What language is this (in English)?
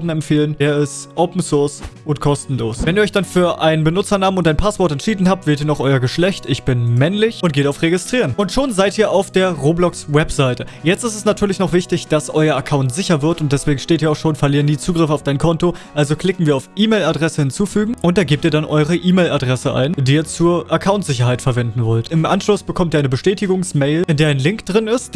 German